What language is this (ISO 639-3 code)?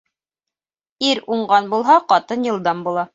bak